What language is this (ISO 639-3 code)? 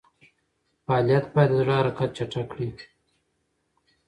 pus